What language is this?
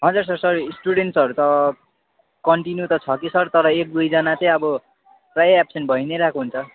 Nepali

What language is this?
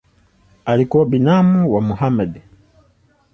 Swahili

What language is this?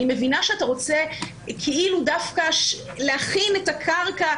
Hebrew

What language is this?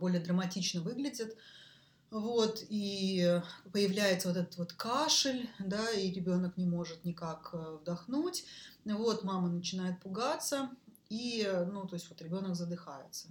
Russian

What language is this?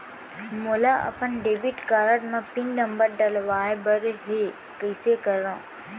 Chhattisgarhi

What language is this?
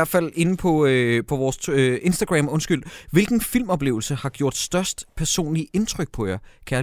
Danish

